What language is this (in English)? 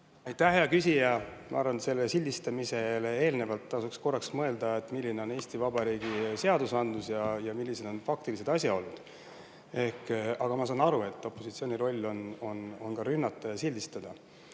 Estonian